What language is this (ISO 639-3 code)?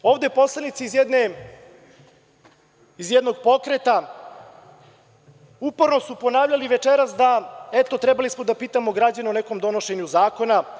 srp